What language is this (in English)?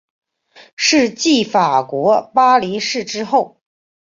Chinese